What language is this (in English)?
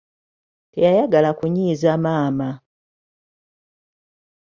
Ganda